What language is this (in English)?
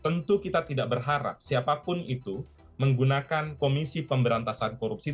Indonesian